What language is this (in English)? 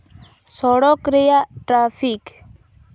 Santali